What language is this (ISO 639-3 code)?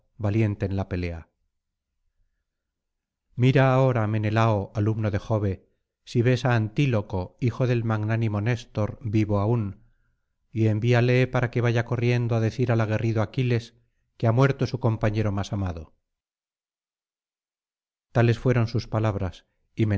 spa